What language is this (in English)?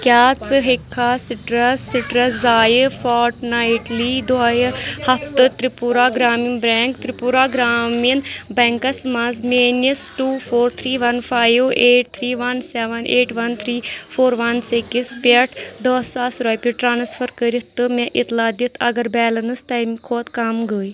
Kashmiri